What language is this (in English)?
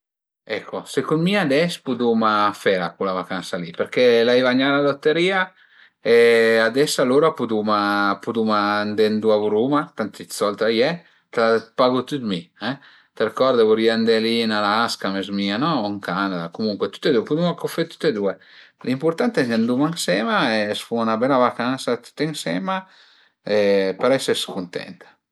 Piedmontese